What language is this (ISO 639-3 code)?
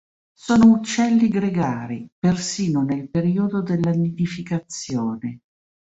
ita